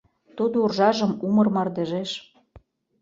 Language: Mari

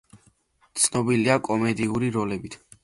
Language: Georgian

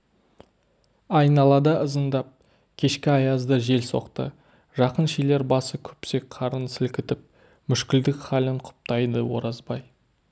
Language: Kazakh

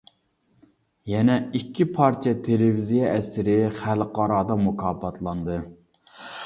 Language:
Uyghur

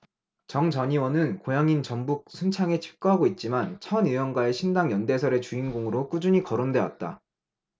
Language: Korean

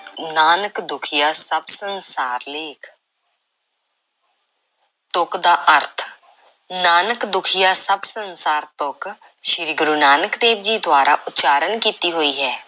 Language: Punjabi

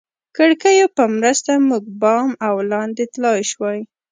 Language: Pashto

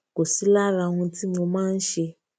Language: Yoruba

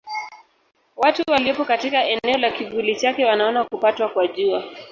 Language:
Swahili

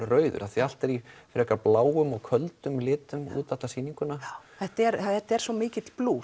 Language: Icelandic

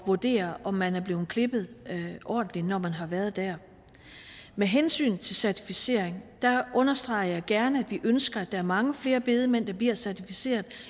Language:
Danish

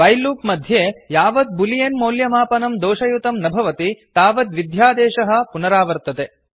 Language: Sanskrit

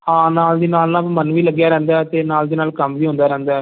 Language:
Punjabi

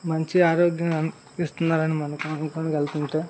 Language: Telugu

